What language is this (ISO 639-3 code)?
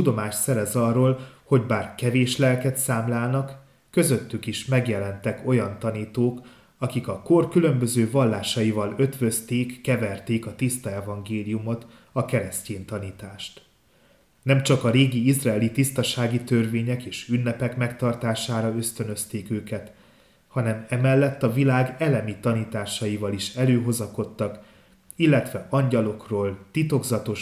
hun